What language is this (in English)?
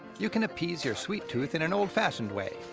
English